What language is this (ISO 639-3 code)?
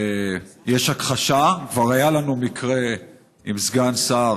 heb